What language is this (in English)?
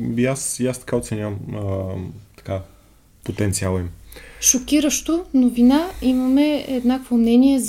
Bulgarian